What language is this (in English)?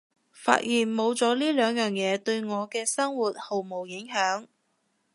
Cantonese